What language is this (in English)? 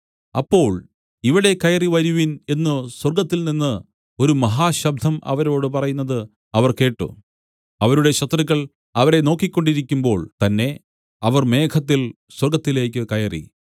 Malayalam